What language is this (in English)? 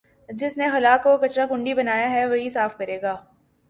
Urdu